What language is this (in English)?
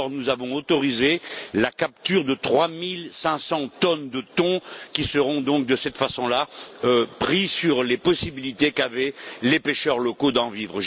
French